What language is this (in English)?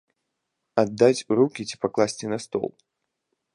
Belarusian